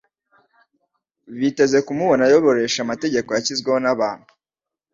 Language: Kinyarwanda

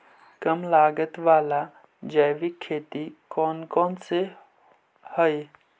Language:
Magahi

